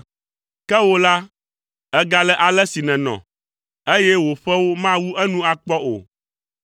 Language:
Ewe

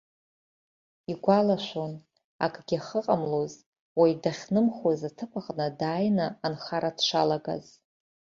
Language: Abkhazian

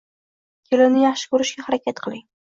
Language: Uzbek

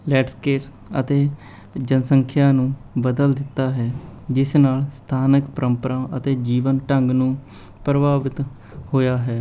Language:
Punjabi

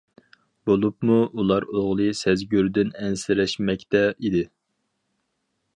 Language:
Uyghur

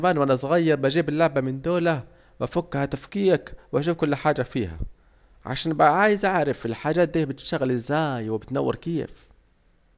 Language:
Saidi Arabic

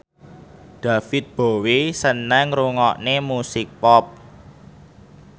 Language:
Javanese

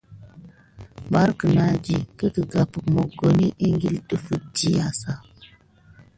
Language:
Gidar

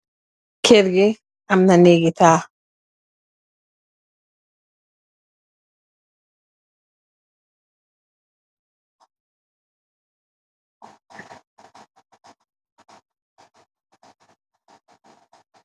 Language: Wolof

